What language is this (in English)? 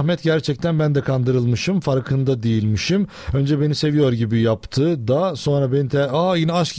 Turkish